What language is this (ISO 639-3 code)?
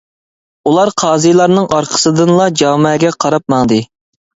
uig